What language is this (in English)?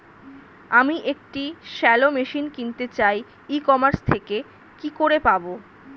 Bangla